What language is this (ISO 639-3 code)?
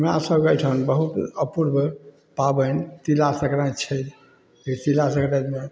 mai